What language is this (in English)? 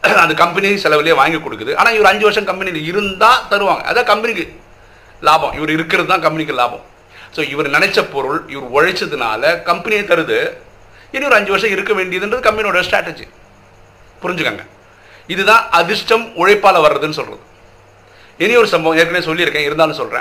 Tamil